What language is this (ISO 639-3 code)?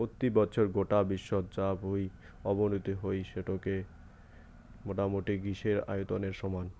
ben